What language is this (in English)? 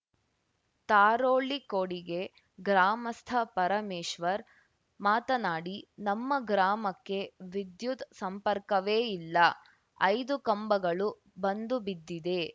Kannada